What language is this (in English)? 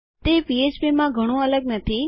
Gujarati